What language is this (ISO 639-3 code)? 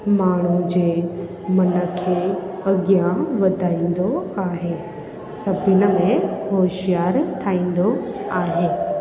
snd